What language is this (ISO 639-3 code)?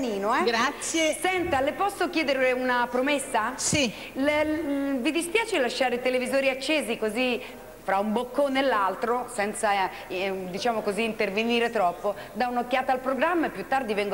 ita